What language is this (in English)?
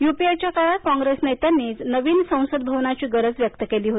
Marathi